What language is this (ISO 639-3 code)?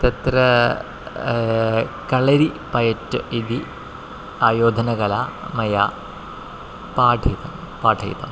san